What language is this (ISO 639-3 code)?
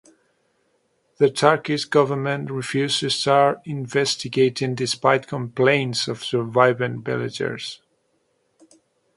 eng